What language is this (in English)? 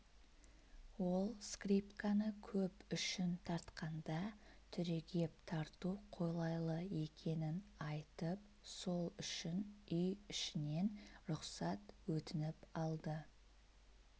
Kazakh